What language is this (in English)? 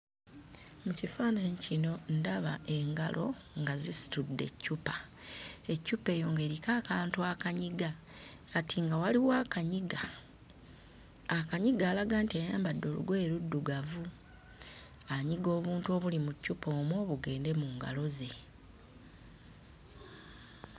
Ganda